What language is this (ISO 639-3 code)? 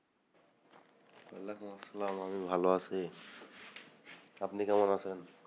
ben